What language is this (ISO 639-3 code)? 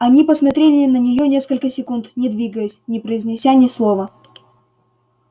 rus